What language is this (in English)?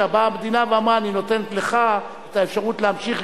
Hebrew